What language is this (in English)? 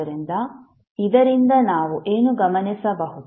Kannada